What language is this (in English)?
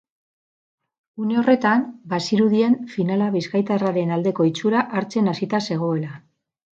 Basque